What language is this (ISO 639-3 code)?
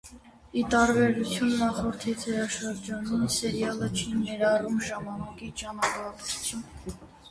hye